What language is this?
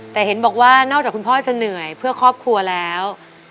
Thai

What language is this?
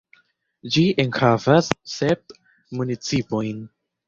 Esperanto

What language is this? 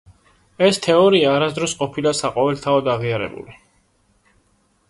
Georgian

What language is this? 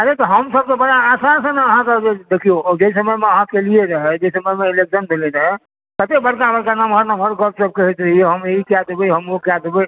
Maithili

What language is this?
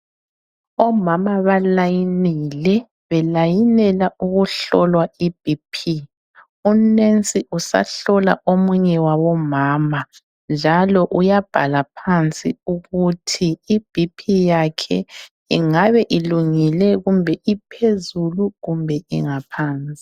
North Ndebele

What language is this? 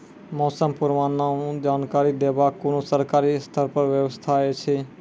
Maithili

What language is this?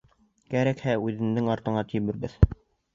Bashkir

